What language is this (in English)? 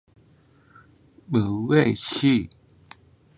Chinese